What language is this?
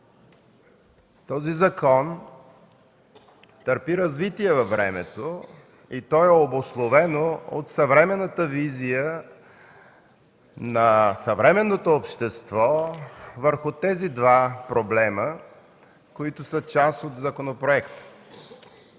Bulgarian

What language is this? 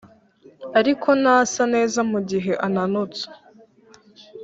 Kinyarwanda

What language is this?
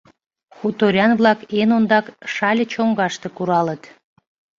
Mari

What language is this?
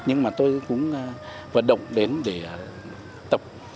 Vietnamese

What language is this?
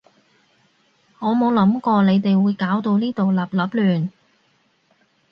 Cantonese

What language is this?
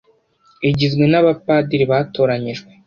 Kinyarwanda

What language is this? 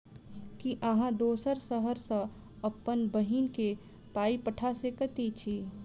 Maithili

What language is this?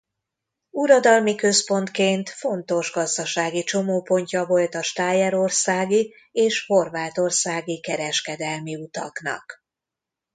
Hungarian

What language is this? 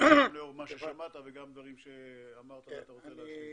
Hebrew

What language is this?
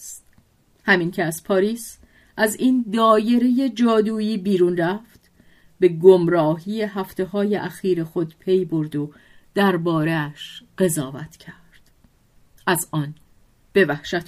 Persian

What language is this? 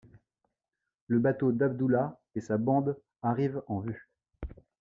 French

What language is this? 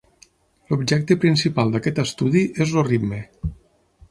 Catalan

